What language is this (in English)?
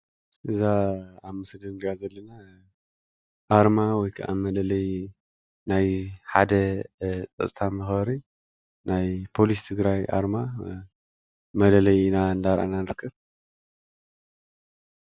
Tigrinya